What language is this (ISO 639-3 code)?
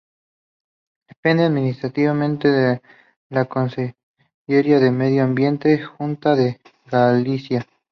spa